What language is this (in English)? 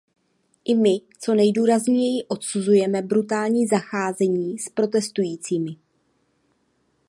Czech